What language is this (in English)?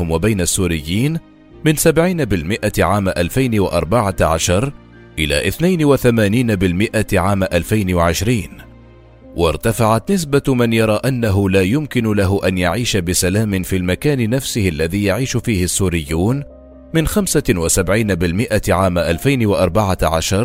Arabic